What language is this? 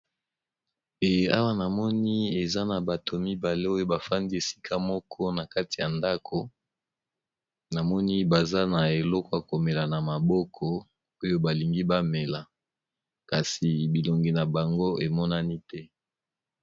Lingala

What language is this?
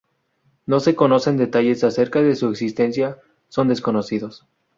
Spanish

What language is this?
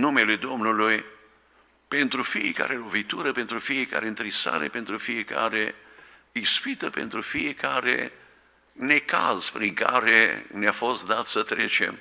Romanian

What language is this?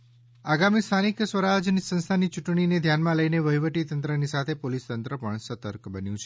Gujarati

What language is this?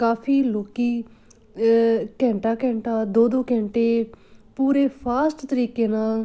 Punjabi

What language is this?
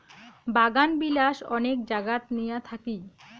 Bangla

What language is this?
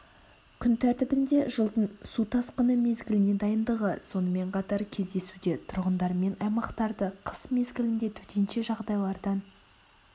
Kazakh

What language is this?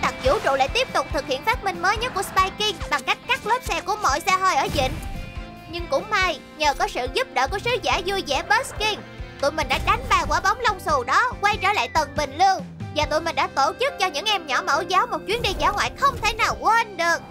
Vietnamese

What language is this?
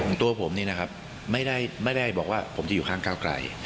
Thai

